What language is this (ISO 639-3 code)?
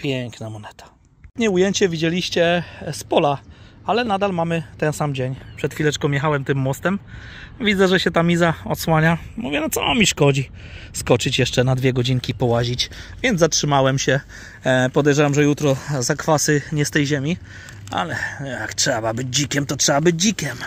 pol